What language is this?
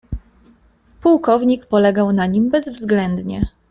Polish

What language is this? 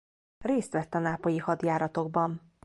Hungarian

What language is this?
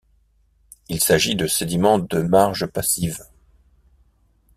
French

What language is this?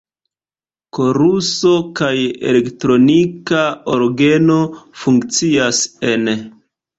Esperanto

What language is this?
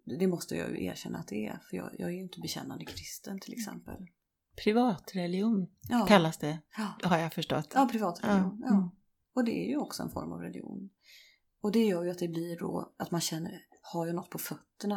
Swedish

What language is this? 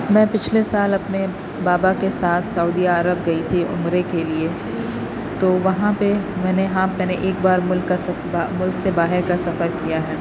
Urdu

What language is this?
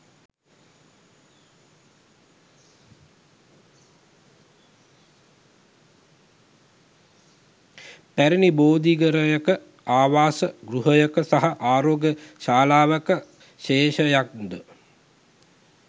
Sinhala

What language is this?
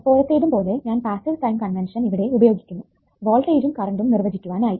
Malayalam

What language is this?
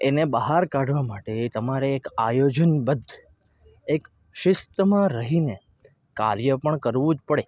Gujarati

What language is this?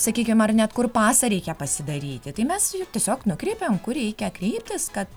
Lithuanian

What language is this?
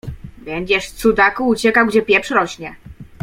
Polish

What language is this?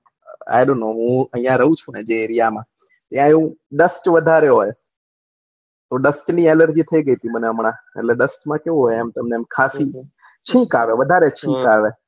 Gujarati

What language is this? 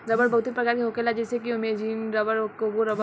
Bhojpuri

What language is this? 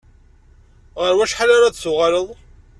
Kabyle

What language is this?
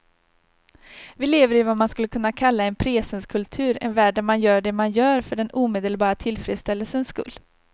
Swedish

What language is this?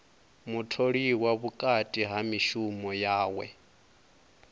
Venda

